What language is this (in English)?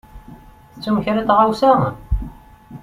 Kabyle